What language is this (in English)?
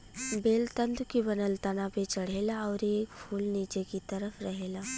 Bhojpuri